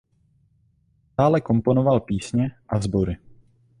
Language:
Czech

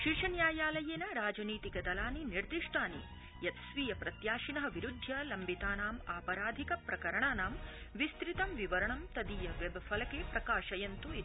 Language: Sanskrit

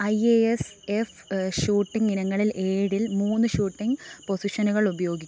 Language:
Malayalam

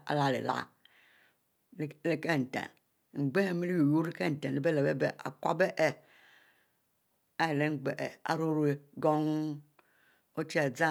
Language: Mbe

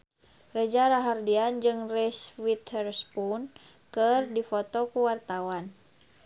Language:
Sundanese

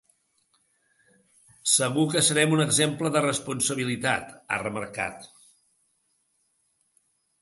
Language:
Catalan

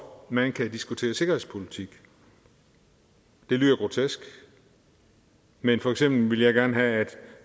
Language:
Danish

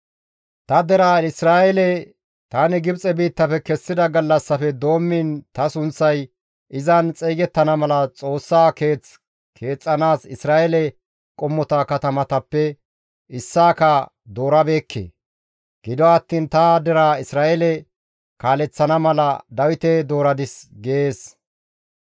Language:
Gamo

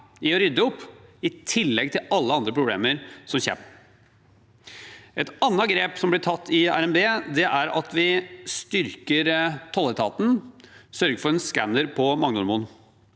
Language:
Norwegian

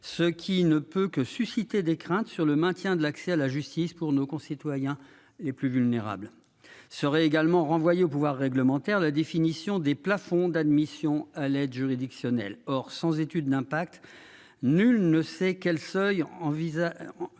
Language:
French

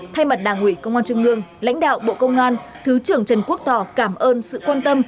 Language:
Vietnamese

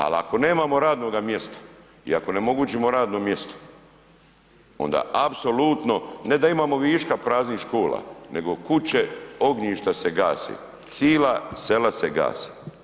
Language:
Croatian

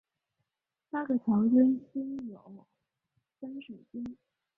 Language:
Chinese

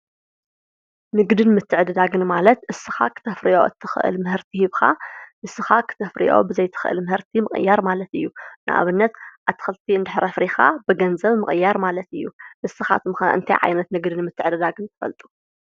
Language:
Tigrinya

